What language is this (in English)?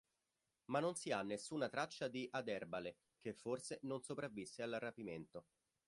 Italian